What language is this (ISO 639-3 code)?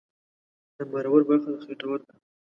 pus